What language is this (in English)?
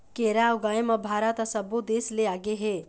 Chhattisgarhi